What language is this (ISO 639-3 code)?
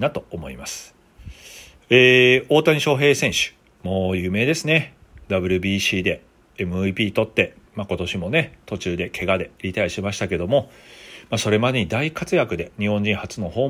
jpn